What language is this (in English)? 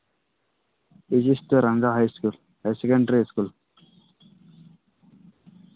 Santali